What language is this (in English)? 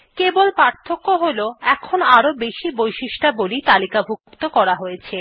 Bangla